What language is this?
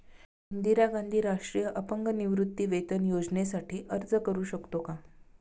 Marathi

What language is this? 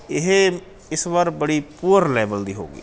Punjabi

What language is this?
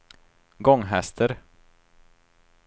Swedish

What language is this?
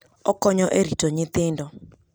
Luo (Kenya and Tanzania)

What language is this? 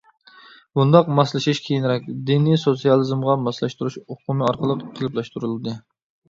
Uyghur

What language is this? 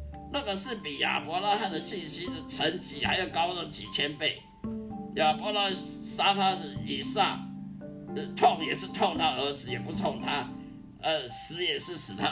Chinese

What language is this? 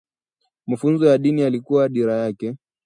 Swahili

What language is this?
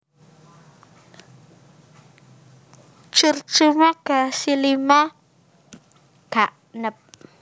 Javanese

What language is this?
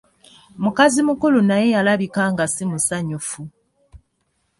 Ganda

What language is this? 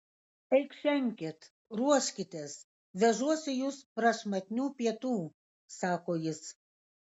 Lithuanian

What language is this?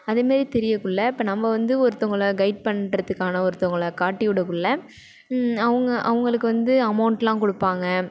Tamil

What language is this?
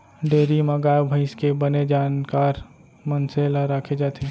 Chhattisgarhi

